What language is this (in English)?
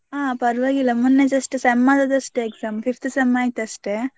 Kannada